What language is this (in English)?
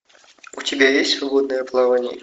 Russian